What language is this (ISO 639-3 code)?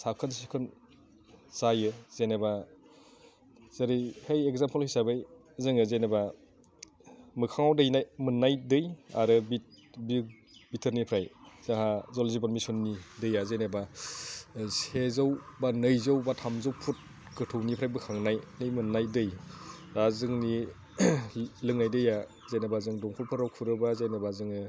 brx